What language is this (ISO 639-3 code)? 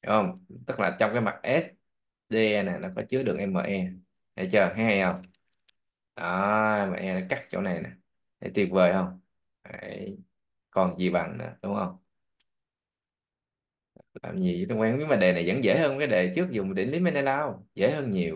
vie